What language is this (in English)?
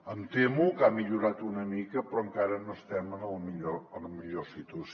Catalan